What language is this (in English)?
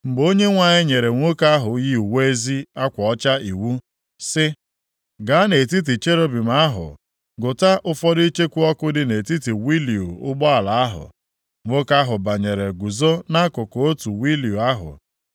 Igbo